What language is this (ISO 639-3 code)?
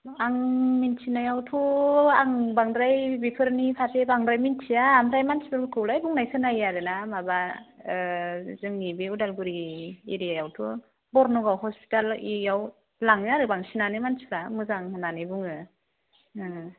brx